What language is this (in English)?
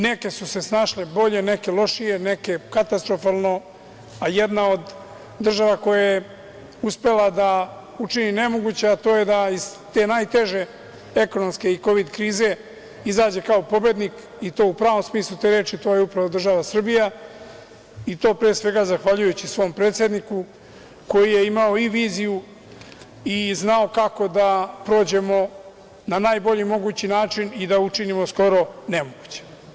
Serbian